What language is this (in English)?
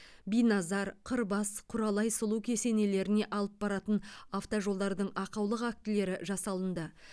Kazakh